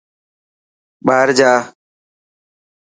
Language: Dhatki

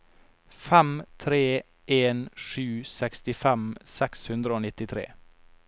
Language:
Norwegian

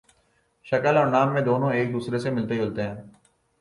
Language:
Urdu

